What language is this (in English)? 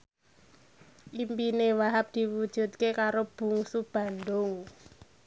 Javanese